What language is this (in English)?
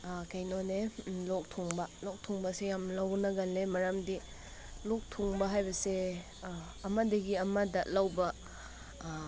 Manipuri